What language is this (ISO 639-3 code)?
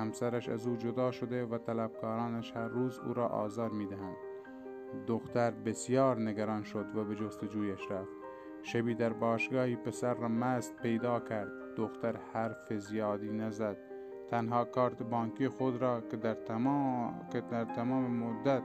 fas